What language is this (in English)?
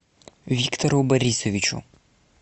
Russian